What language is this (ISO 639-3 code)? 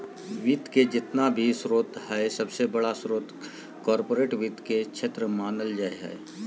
mag